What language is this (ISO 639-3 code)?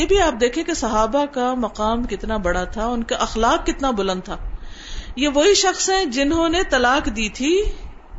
urd